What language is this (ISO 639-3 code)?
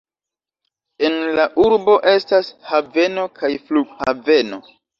epo